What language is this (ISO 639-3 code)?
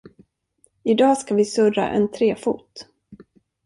swe